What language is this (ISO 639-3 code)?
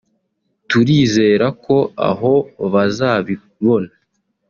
kin